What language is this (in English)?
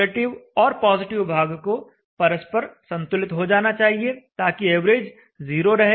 Hindi